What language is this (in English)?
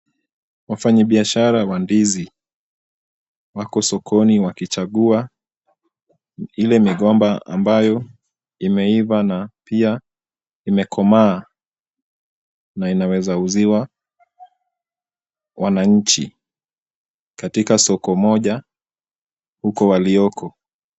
Swahili